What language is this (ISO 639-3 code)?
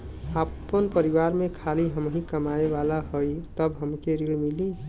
bho